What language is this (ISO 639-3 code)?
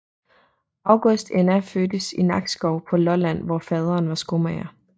dan